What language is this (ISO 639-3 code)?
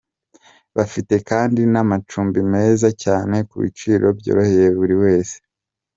kin